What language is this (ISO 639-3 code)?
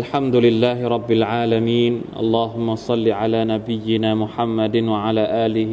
tha